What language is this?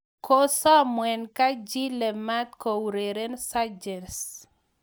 Kalenjin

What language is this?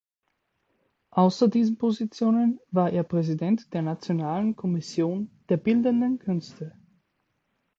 German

